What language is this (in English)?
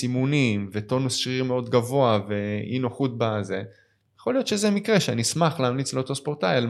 Hebrew